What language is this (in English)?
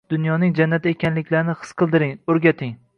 Uzbek